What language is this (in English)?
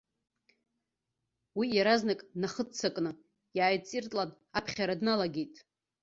Abkhazian